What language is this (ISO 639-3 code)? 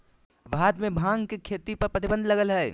mag